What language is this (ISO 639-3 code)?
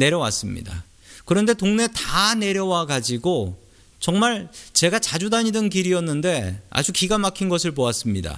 kor